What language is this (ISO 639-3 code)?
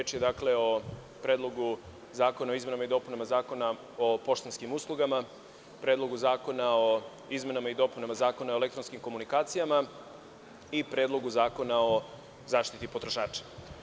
srp